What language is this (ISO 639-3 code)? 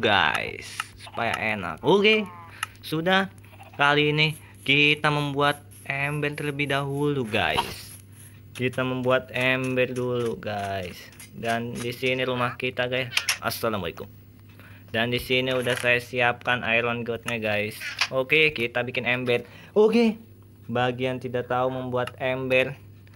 ind